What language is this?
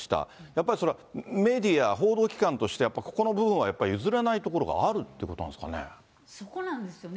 Japanese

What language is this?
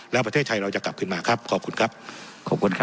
Thai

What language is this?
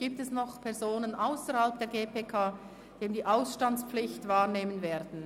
Swiss German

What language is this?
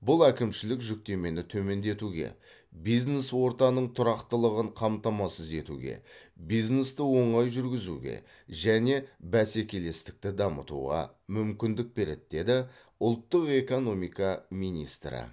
Kazakh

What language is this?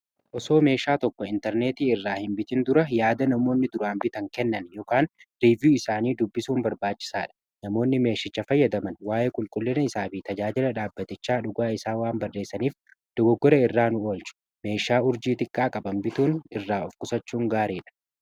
Oromo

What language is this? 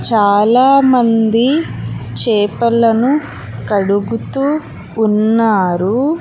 Telugu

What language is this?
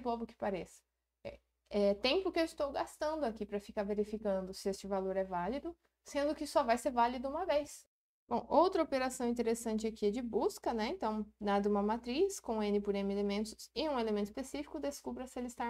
Portuguese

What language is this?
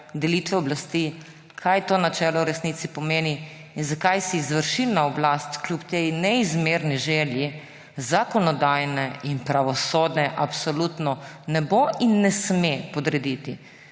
Slovenian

